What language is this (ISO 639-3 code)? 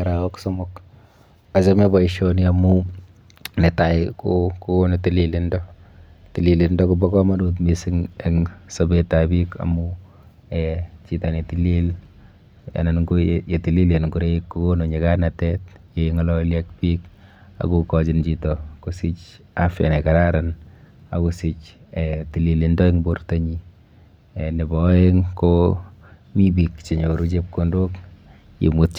kln